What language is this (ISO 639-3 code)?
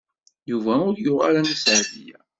kab